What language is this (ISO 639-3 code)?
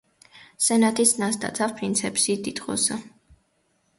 hye